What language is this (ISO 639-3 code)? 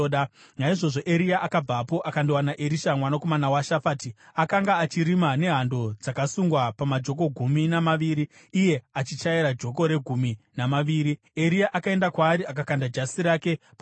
sna